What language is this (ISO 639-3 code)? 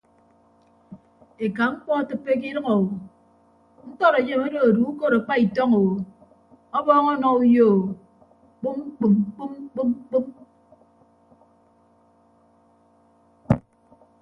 ibb